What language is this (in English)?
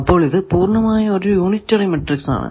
Malayalam